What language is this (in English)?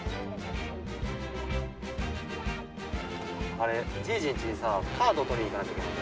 Japanese